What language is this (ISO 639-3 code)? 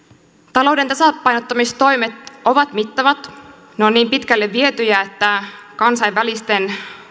fin